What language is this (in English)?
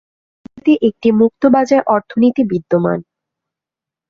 Bangla